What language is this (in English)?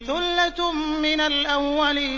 Arabic